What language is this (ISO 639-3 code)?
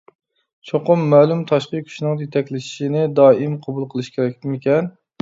uig